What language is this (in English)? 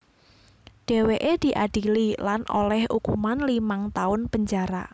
Javanese